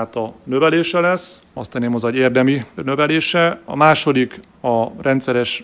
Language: Hungarian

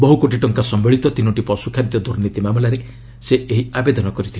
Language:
Odia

